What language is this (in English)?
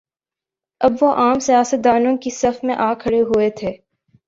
Urdu